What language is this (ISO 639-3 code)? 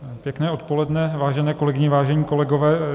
ces